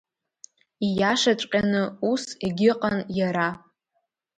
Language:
Abkhazian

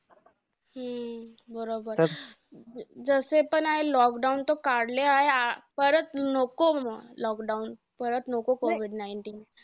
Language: Marathi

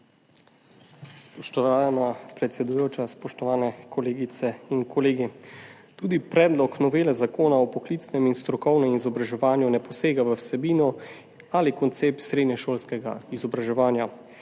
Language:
Slovenian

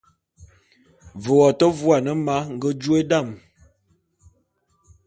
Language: Bulu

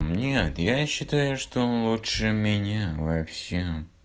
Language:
Russian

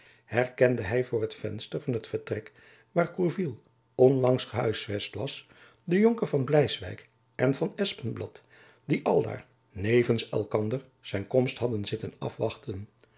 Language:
Dutch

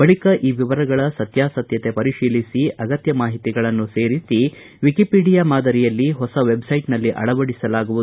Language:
Kannada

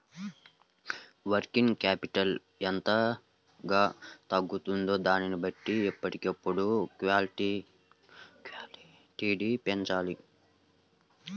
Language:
Telugu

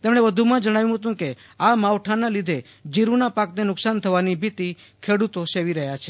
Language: Gujarati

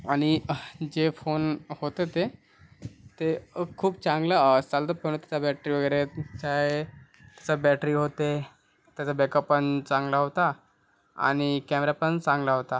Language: Marathi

